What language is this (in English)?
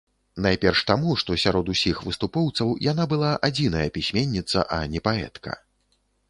Belarusian